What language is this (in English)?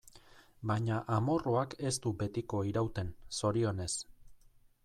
Basque